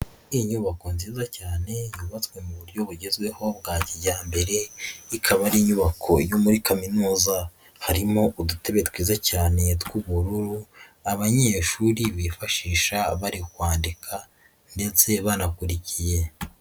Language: Kinyarwanda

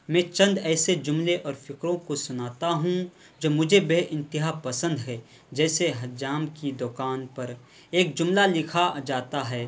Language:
Urdu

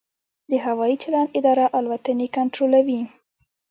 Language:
Pashto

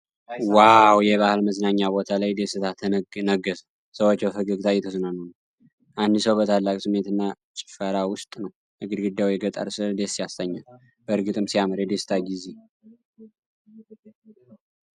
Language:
Amharic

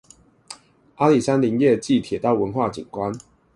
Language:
Chinese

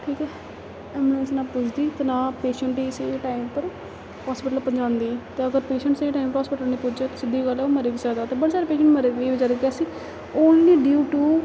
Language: Dogri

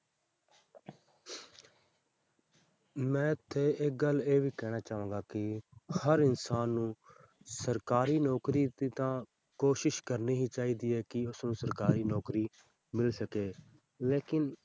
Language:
Punjabi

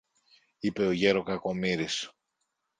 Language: Greek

